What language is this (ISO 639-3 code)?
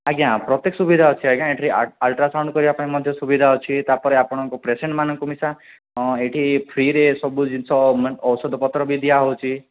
ori